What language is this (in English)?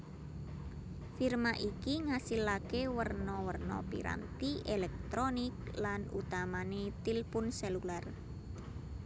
Javanese